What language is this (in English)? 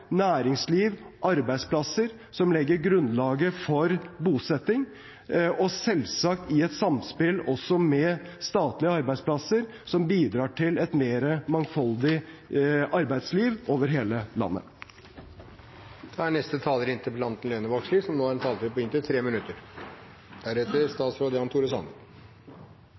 Norwegian